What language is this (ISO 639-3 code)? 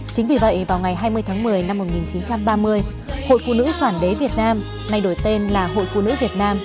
vie